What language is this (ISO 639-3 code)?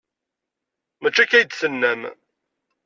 kab